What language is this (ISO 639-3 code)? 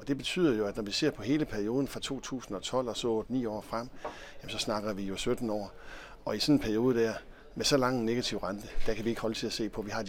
dan